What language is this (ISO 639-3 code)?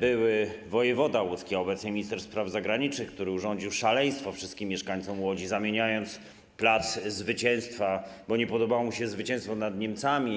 pol